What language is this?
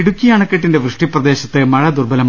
Malayalam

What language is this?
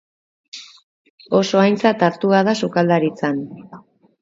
Basque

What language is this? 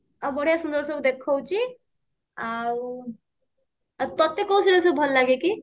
Odia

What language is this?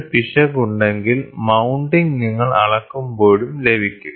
Malayalam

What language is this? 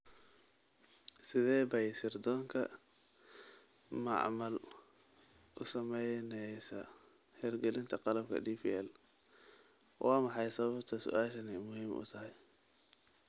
Somali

